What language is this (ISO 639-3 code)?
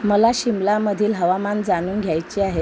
mar